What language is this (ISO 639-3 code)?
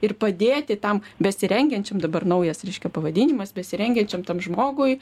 lit